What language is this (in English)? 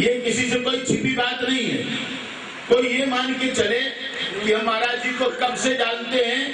Hindi